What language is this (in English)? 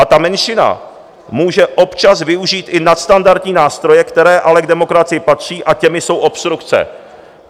Czech